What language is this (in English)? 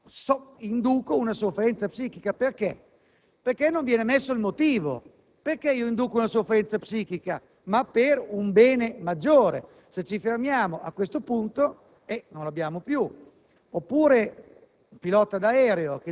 Italian